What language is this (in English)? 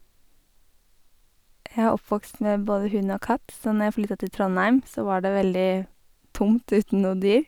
Norwegian